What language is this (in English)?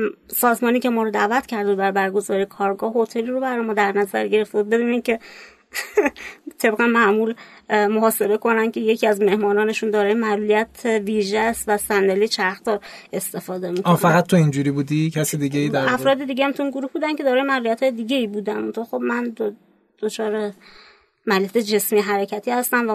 Persian